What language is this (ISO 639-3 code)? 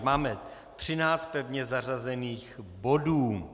ces